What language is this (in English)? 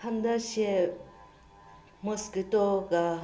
Manipuri